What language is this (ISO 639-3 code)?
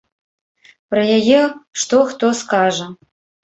bel